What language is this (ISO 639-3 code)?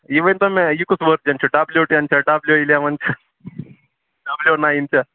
kas